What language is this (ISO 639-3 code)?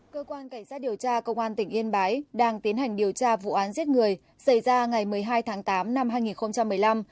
vie